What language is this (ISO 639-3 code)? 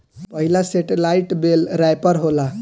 bho